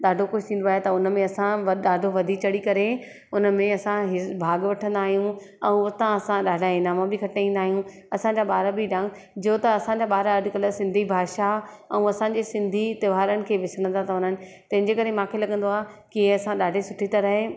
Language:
Sindhi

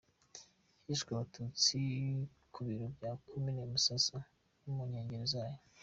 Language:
Kinyarwanda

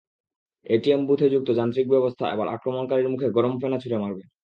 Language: Bangla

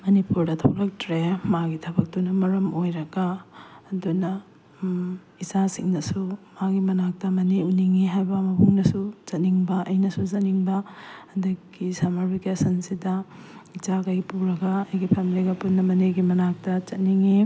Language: Manipuri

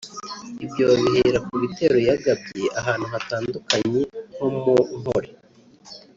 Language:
Kinyarwanda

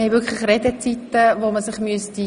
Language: Swiss German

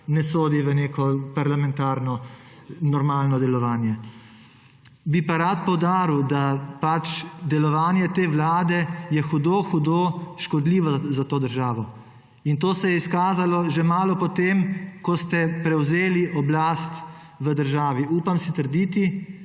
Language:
Slovenian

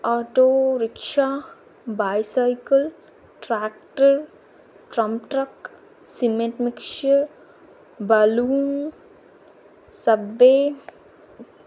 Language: Telugu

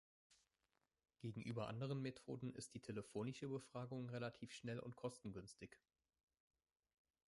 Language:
German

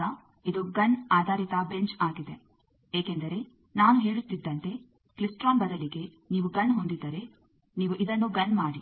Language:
Kannada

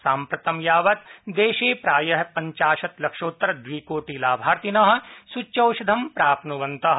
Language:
Sanskrit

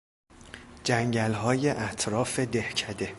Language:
Persian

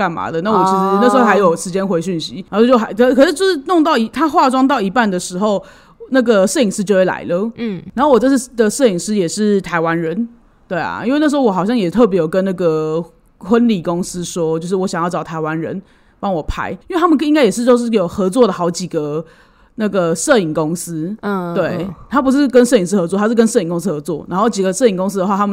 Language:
Chinese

